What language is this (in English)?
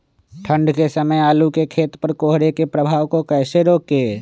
Magahi